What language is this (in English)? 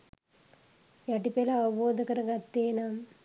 Sinhala